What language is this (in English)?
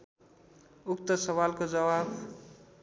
Nepali